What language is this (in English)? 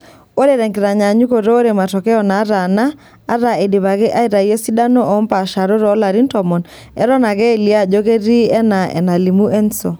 Masai